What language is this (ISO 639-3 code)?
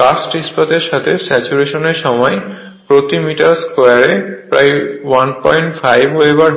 ben